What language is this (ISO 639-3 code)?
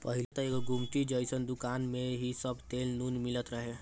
bho